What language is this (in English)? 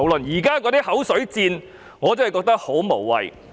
Cantonese